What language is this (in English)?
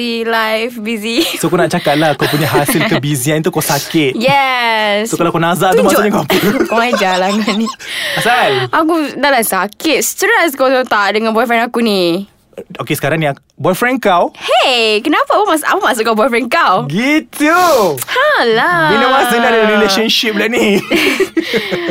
Malay